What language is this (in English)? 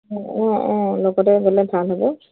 Assamese